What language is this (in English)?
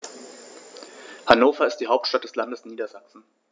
German